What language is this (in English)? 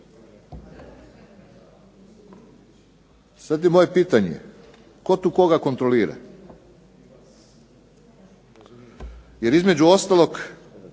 Croatian